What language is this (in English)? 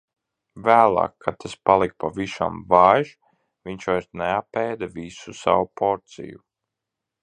Latvian